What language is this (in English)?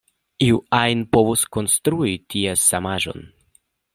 Esperanto